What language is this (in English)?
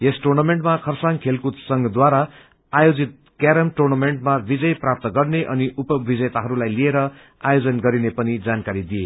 Nepali